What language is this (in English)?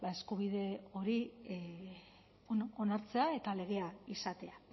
Basque